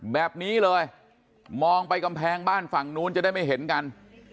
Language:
Thai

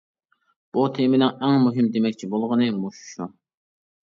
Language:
Uyghur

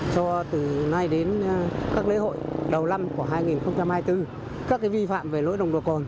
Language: Vietnamese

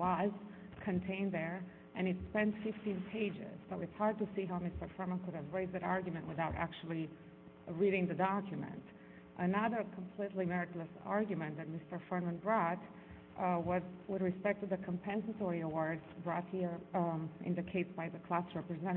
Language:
English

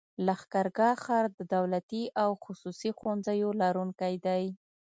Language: Pashto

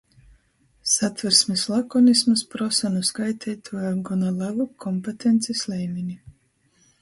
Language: Latgalian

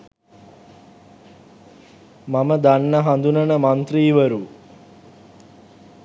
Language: Sinhala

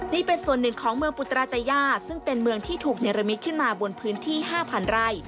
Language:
Thai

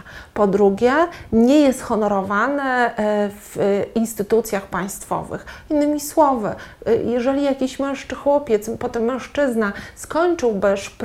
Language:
Polish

